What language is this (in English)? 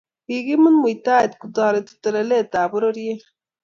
Kalenjin